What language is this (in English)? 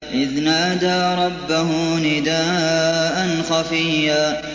Arabic